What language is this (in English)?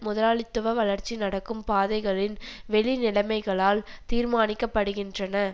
Tamil